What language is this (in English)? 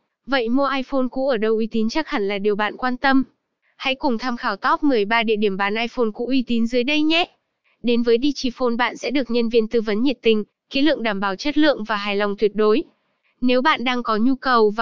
Vietnamese